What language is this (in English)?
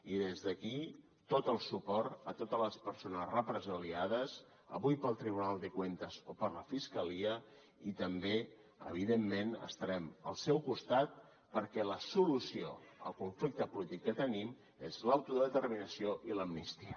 Catalan